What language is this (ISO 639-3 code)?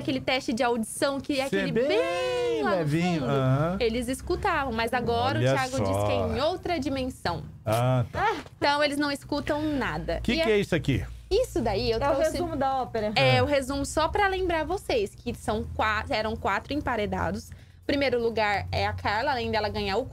por